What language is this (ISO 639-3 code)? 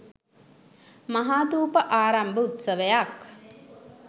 sin